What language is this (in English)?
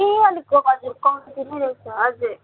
Nepali